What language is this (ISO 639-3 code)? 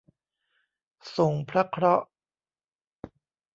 tha